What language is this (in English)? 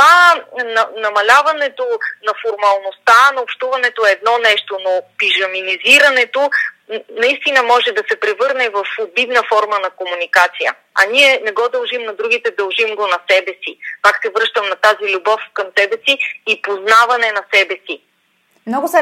Bulgarian